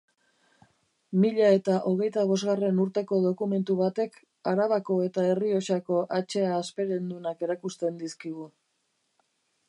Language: Basque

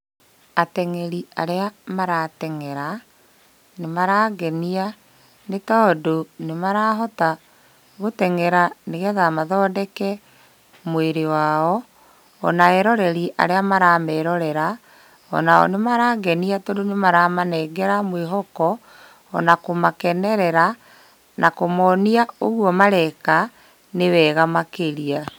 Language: Kikuyu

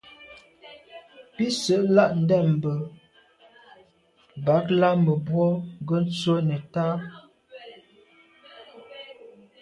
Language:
Medumba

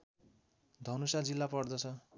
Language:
Nepali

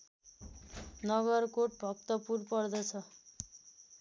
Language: Nepali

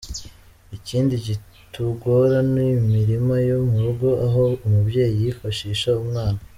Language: Kinyarwanda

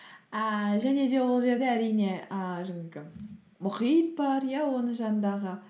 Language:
Kazakh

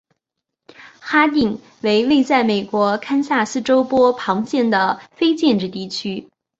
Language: Chinese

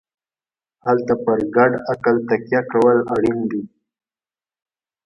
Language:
Pashto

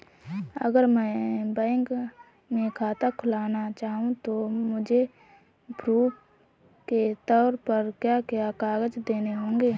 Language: Hindi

